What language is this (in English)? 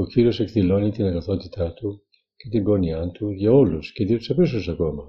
Greek